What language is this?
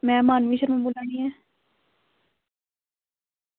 Dogri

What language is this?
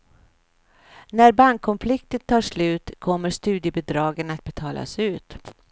Swedish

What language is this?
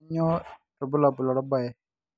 Masai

